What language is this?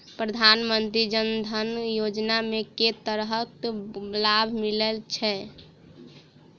Maithili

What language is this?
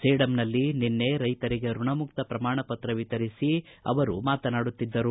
Kannada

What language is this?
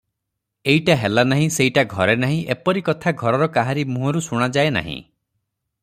Odia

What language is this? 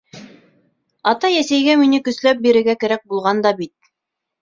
Bashkir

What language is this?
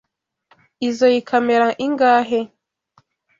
Kinyarwanda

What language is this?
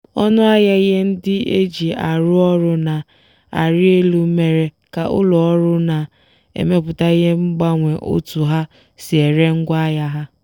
Igbo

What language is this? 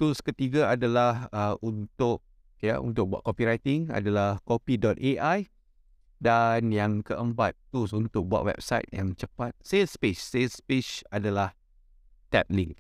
Malay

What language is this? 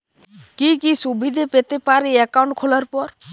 Bangla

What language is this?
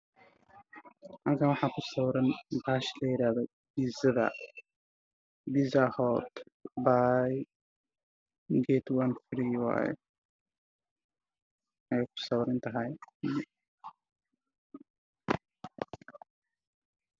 Somali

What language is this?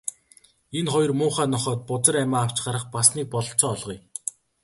Mongolian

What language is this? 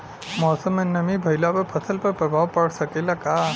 Bhojpuri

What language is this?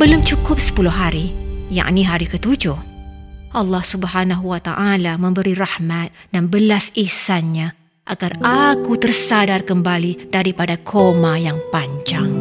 Malay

